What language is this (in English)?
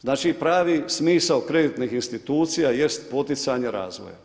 Croatian